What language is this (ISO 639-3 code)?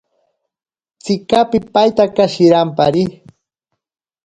prq